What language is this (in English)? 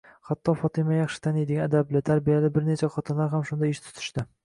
Uzbek